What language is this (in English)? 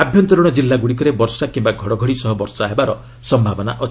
Odia